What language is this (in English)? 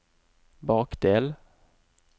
Norwegian